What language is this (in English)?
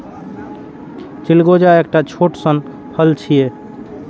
Maithili